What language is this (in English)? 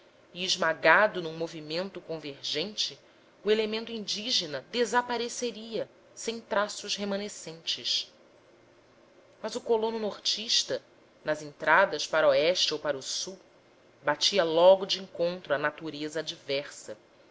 Portuguese